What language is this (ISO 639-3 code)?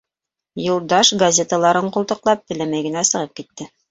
bak